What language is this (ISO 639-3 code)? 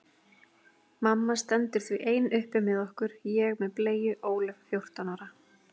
isl